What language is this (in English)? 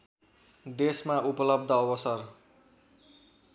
Nepali